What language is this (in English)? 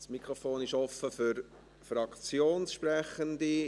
Swiss German